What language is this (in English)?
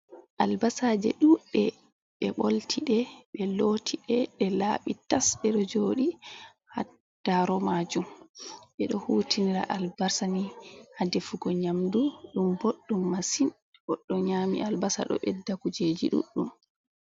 Fula